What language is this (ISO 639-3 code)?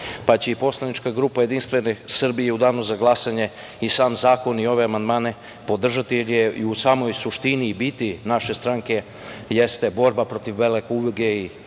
srp